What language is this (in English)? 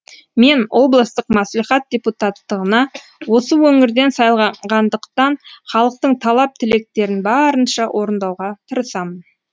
Kazakh